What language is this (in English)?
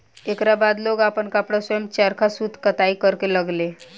Bhojpuri